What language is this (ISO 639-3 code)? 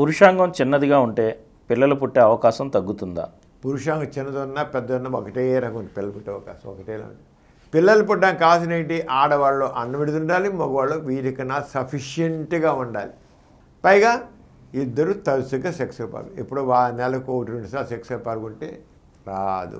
tel